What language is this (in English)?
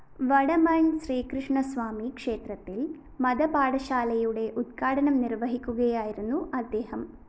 Malayalam